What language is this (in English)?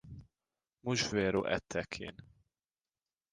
Maltese